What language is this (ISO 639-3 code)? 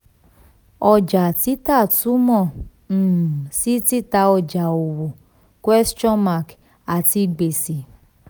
yor